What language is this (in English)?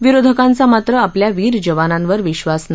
Marathi